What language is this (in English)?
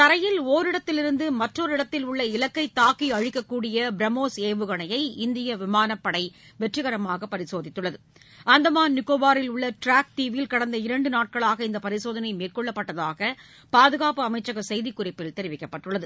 Tamil